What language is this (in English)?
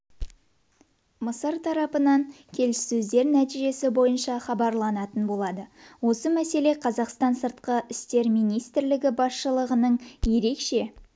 Kazakh